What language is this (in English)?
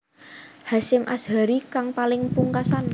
Javanese